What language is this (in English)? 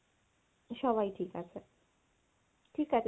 Bangla